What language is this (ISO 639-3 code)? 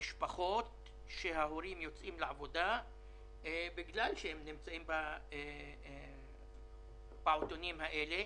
heb